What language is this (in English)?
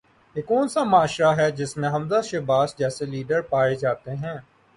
Urdu